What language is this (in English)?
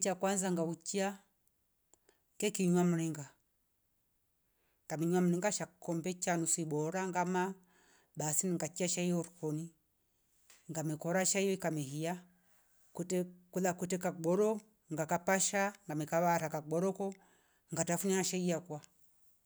Rombo